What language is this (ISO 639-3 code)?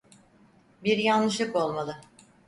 tur